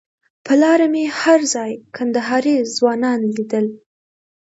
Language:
Pashto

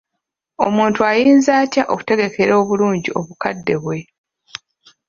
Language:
Ganda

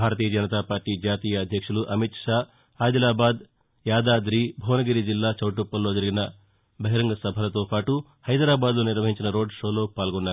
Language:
Telugu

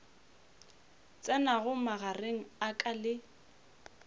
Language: Northern Sotho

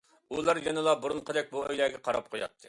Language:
Uyghur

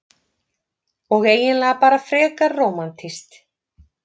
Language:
Icelandic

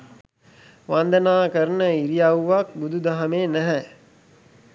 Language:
Sinhala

